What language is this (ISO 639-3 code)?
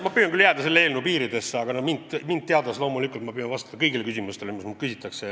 est